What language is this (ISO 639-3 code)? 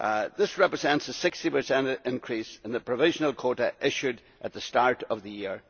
eng